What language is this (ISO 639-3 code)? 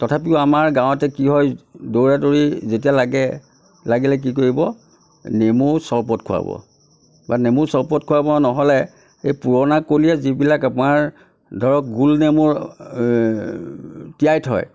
asm